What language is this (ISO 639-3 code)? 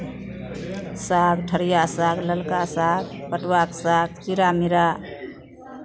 mai